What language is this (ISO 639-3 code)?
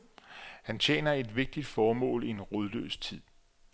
dan